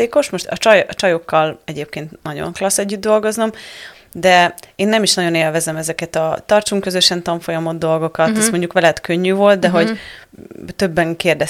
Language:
Hungarian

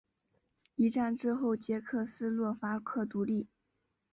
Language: Chinese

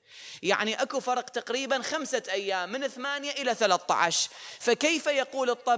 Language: Arabic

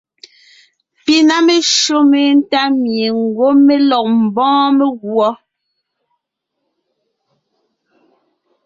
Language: Ngiemboon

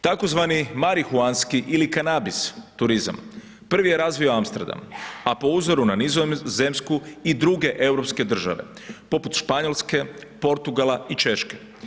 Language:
Croatian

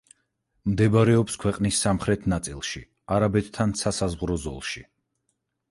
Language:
Georgian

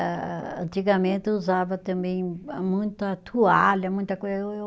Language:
Portuguese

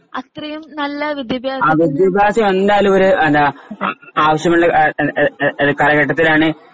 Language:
Malayalam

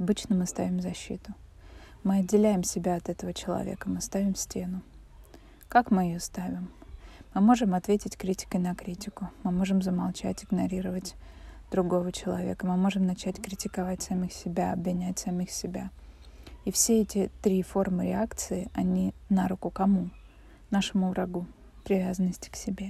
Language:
Russian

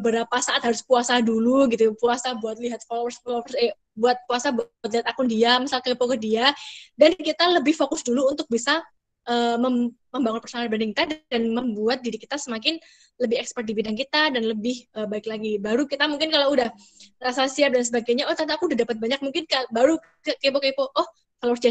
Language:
Indonesian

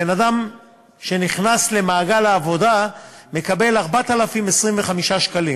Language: Hebrew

